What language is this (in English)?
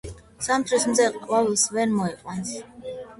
Georgian